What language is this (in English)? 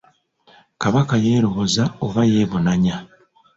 Ganda